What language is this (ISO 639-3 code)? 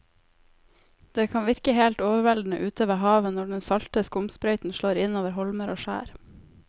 nor